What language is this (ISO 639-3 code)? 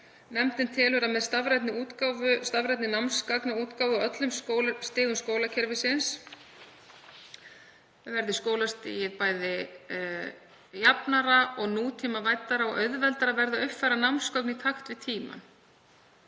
isl